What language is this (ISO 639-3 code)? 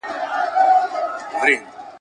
pus